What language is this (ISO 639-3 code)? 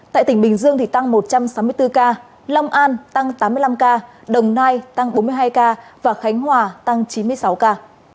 vie